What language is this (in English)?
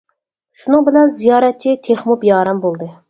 Uyghur